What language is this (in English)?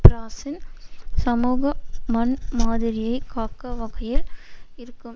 Tamil